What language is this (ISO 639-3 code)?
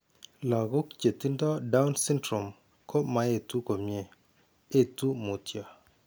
kln